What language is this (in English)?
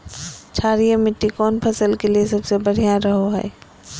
Magahi